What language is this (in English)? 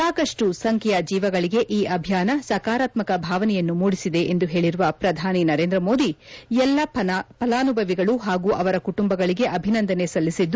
Kannada